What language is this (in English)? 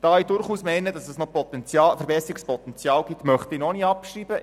Swiss German